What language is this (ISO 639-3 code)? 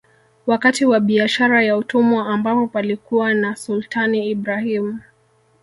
swa